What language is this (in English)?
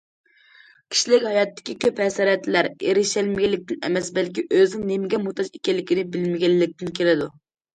Uyghur